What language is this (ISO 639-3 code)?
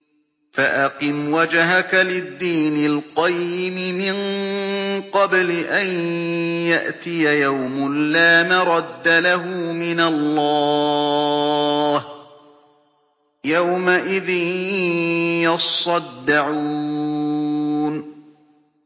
ara